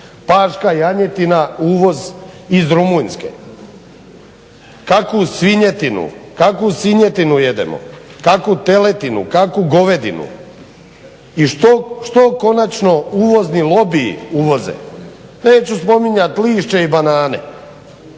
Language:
Croatian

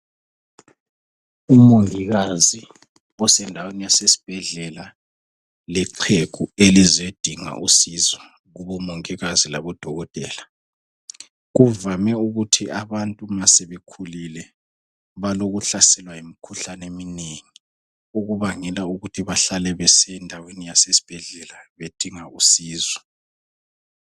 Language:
North Ndebele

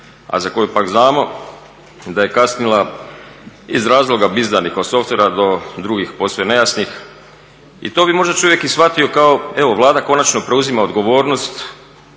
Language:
Croatian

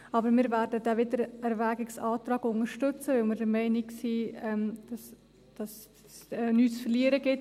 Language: Swiss German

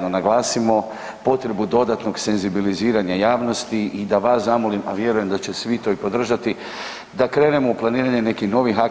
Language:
Croatian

